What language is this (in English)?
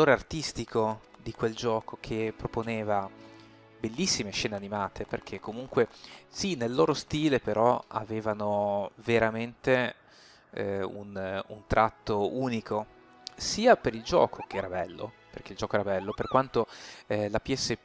Italian